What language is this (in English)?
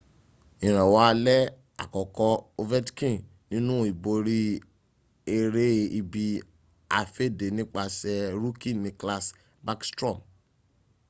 Yoruba